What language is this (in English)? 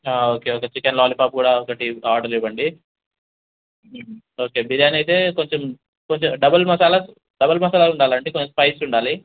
Telugu